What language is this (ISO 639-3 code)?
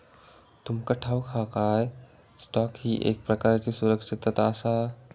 mar